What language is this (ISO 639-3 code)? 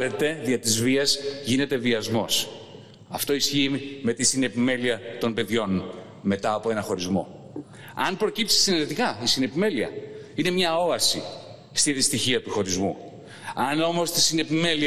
ell